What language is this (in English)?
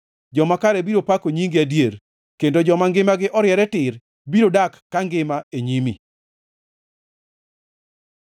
Luo (Kenya and Tanzania)